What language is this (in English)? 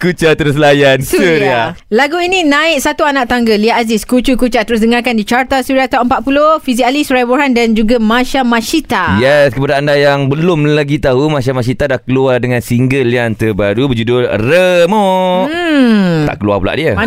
Malay